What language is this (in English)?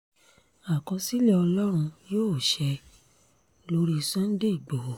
Yoruba